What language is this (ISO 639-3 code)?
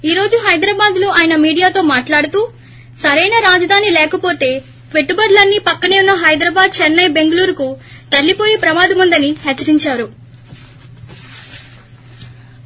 tel